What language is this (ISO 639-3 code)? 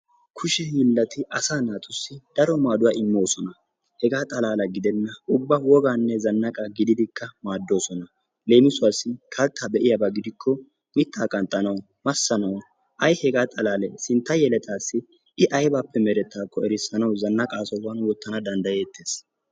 wal